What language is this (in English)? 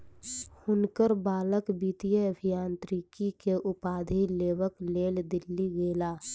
Maithili